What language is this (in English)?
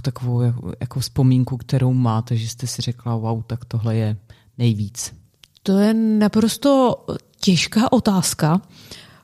Czech